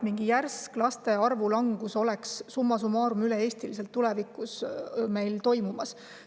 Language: Estonian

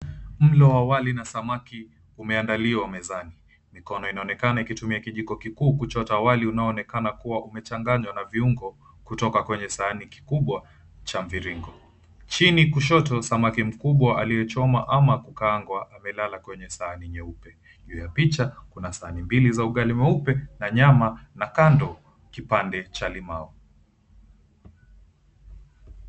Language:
Swahili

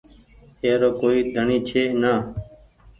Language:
Goaria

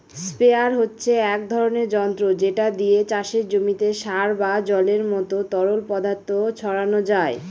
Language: Bangla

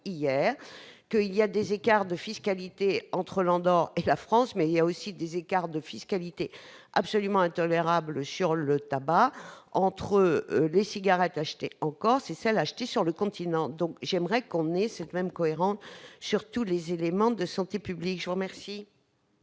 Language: French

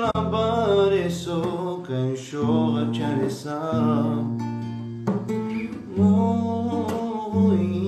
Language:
Romanian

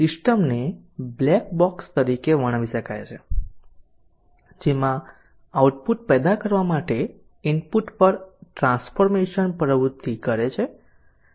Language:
Gujarati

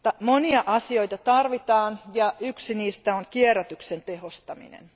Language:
Finnish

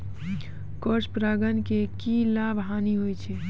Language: Maithili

